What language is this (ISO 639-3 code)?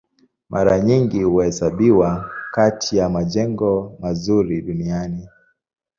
swa